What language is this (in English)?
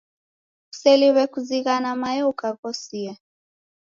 Taita